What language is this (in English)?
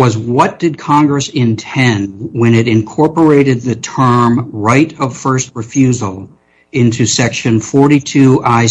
English